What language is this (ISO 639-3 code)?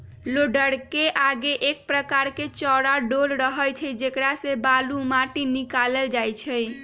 mag